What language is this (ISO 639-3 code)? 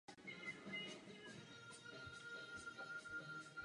ces